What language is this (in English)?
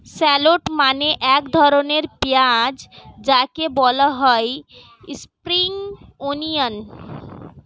Bangla